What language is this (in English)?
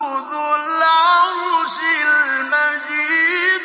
Arabic